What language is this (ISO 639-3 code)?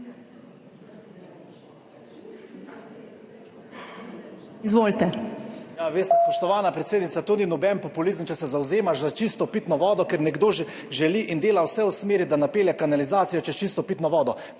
slv